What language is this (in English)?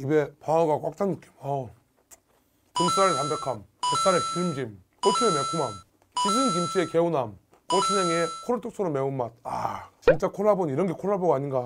Korean